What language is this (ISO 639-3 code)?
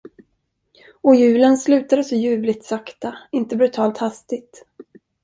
swe